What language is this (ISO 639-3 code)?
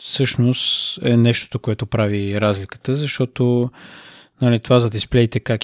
bul